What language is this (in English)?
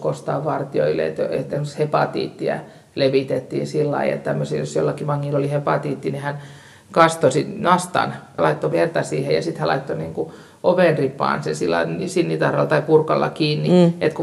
Finnish